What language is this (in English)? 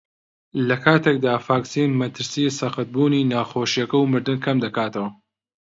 Central Kurdish